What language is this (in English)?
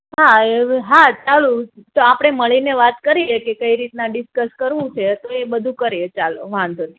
Gujarati